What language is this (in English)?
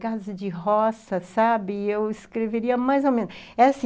Portuguese